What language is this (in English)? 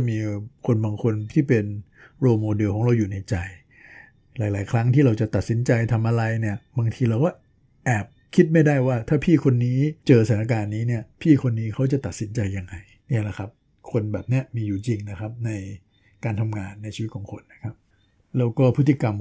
Thai